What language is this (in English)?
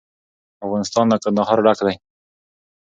Pashto